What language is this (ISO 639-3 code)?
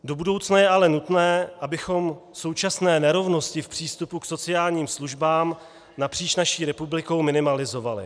ces